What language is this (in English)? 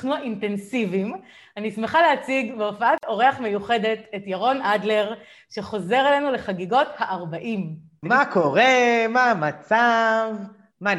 Hebrew